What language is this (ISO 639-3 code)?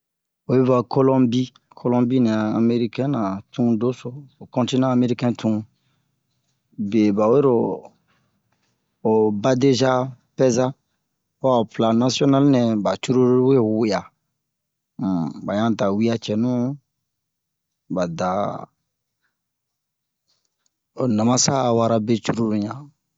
bmq